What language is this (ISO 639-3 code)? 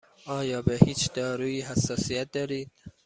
fas